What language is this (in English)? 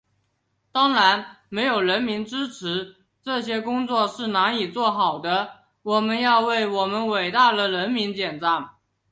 Chinese